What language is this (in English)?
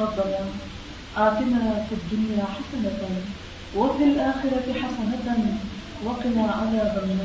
Urdu